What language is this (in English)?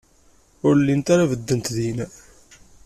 Kabyle